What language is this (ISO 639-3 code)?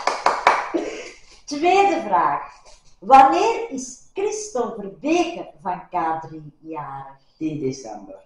nld